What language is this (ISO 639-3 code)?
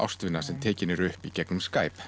isl